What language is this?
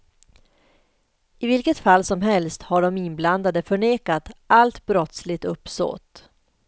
Swedish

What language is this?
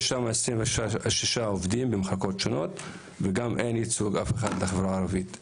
Hebrew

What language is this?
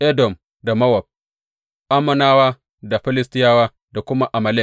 Hausa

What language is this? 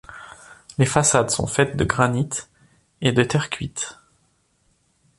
French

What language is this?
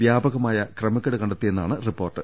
Malayalam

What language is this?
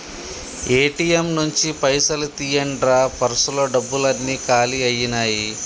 Telugu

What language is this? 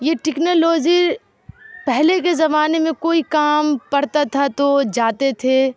Urdu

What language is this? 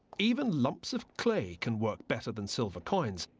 English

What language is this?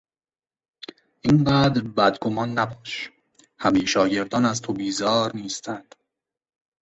Persian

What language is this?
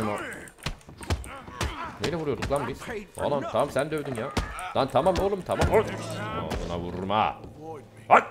Turkish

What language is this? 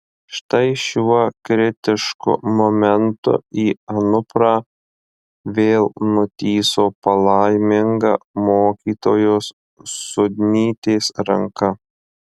Lithuanian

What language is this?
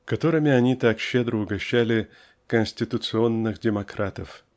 Russian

